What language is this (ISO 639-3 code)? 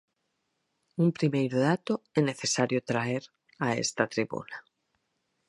glg